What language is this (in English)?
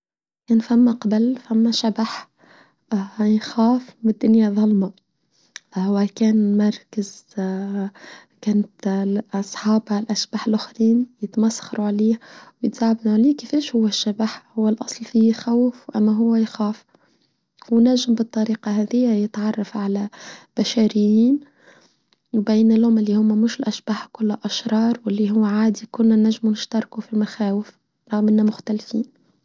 Tunisian Arabic